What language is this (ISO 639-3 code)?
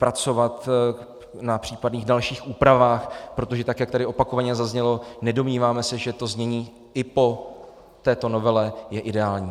ces